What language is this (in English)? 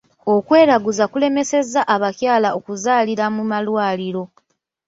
Ganda